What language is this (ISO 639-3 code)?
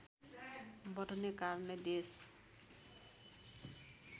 nep